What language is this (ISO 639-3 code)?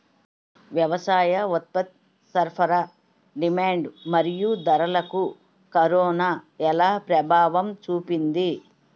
tel